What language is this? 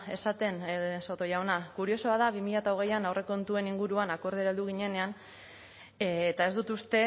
Basque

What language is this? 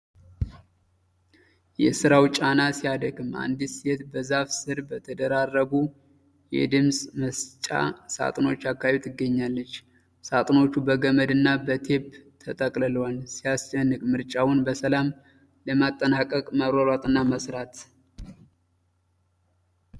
Amharic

